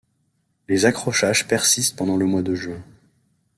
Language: French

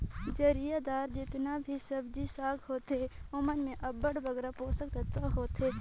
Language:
Chhattisgarhi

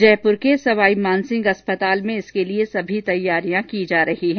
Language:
Hindi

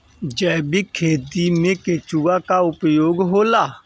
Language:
Bhojpuri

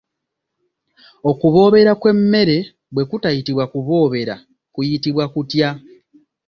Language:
Ganda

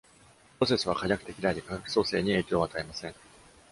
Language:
Japanese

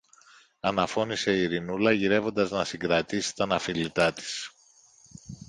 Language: Greek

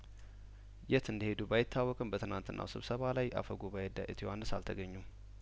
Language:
Amharic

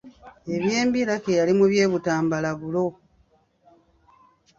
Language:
Ganda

